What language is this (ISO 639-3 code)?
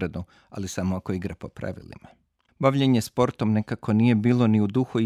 hrv